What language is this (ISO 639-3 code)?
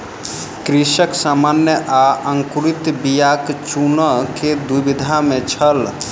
mai